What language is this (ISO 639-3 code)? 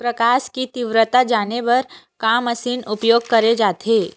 hne